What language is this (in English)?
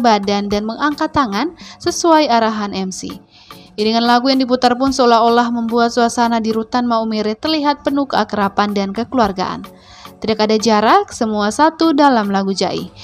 Indonesian